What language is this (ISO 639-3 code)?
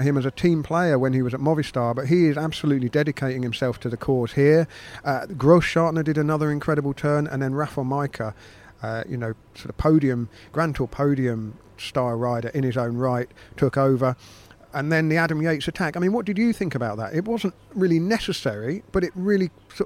eng